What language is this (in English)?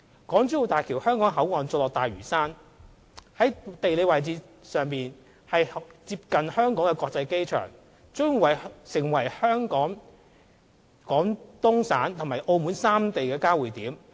Cantonese